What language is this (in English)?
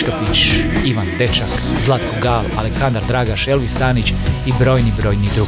Croatian